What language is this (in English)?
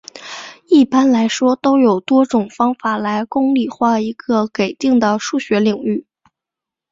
Chinese